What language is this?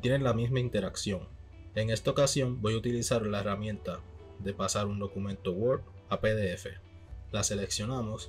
Spanish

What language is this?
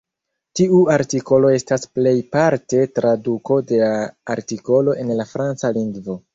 Esperanto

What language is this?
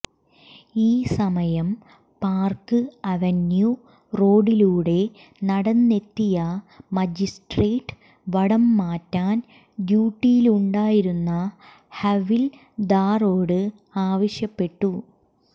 Malayalam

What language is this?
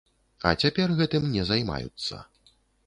Belarusian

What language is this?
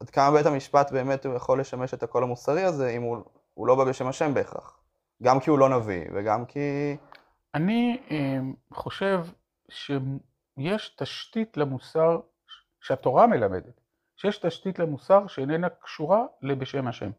Hebrew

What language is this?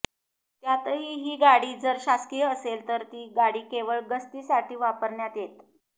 Marathi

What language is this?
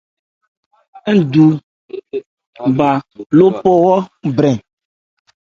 Ebrié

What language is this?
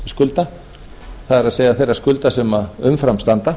Icelandic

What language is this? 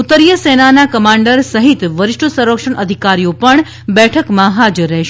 Gujarati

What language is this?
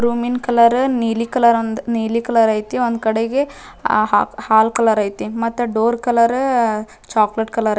Kannada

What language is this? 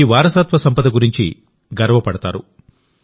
Telugu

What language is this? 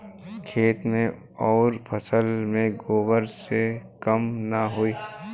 Bhojpuri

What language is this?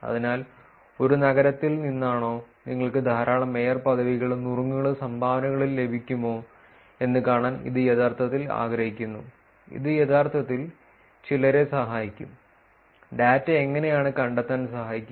Malayalam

